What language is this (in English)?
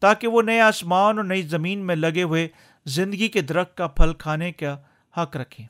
Urdu